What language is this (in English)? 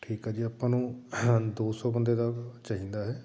Punjabi